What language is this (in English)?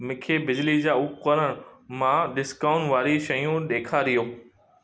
Sindhi